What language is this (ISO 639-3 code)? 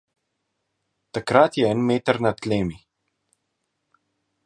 slv